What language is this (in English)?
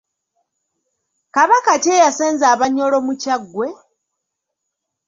Ganda